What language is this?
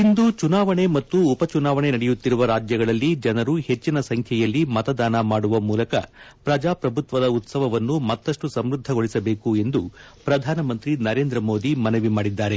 Kannada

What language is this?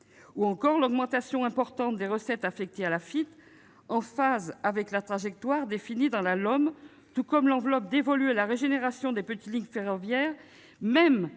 French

